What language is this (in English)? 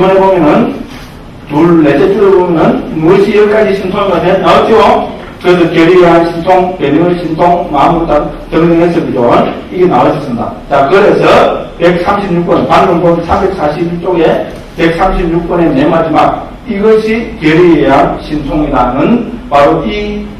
Korean